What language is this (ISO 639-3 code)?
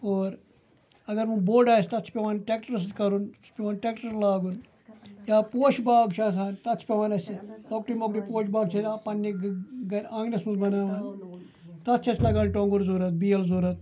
kas